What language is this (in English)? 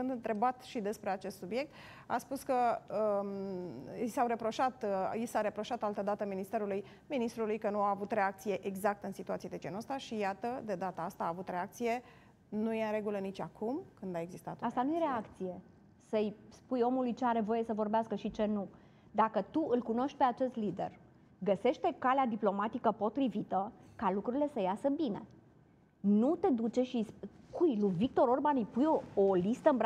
Romanian